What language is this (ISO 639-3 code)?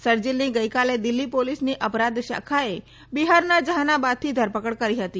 guj